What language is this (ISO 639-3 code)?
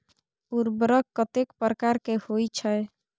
mai